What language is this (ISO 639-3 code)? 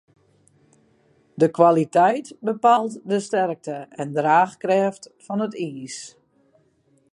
fry